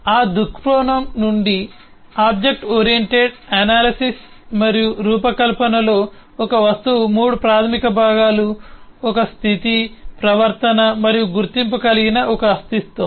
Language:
Telugu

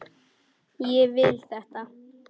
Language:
Icelandic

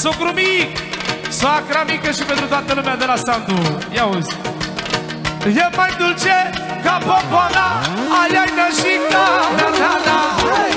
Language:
Romanian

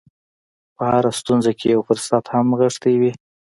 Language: Pashto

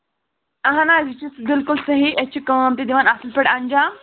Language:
Kashmiri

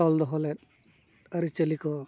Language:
Santali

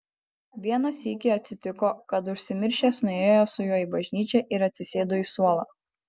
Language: Lithuanian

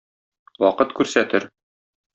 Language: Tatar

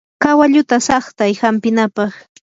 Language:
Yanahuanca Pasco Quechua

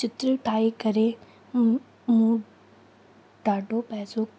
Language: Sindhi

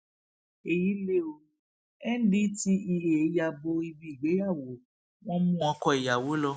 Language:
Yoruba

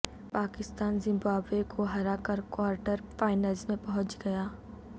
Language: Urdu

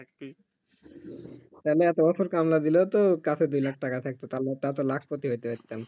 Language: Bangla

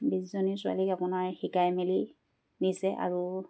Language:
Assamese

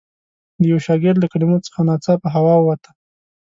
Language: Pashto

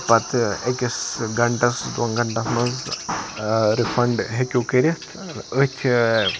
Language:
Kashmiri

